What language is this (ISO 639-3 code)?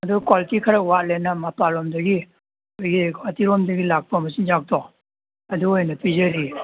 mni